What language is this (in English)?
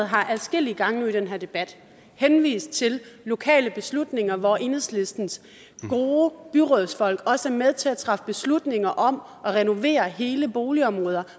Danish